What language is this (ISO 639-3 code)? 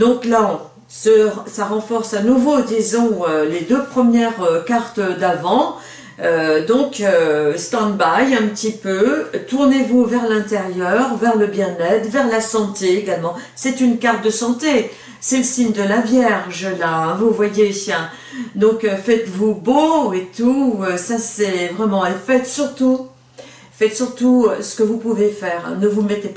fra